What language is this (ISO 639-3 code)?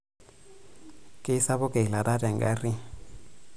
mas